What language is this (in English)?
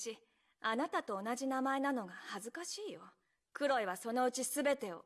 Japanese